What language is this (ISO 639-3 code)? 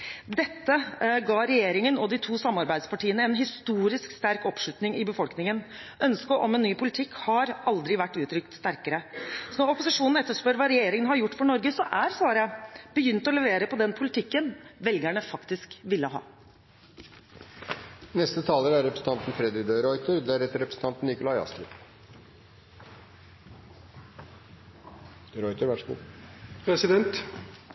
nob